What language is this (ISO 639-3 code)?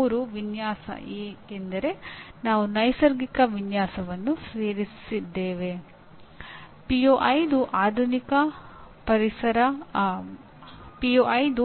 kan